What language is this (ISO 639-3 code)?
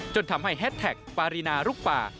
tha